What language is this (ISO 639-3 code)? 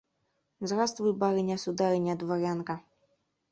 chm